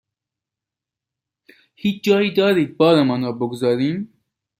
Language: Persian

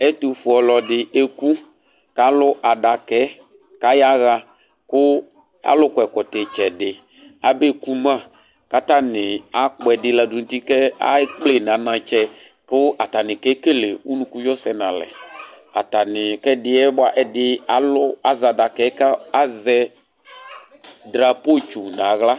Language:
Ikposo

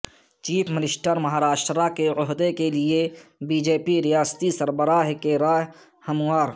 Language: Urdu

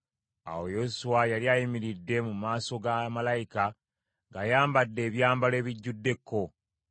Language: Ganda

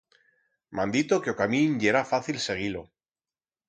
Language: Aragonese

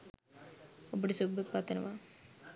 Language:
Sinhala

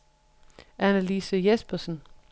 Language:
Danish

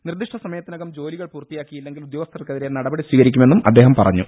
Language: Malayalam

